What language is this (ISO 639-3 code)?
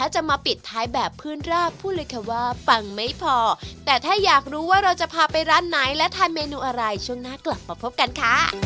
tha